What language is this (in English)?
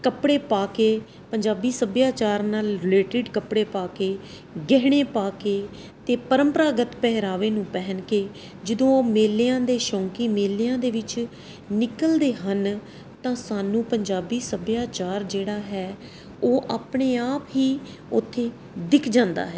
Punjabi